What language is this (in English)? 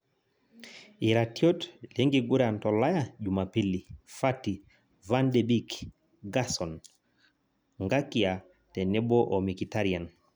Masai